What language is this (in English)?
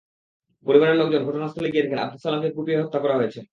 Bangla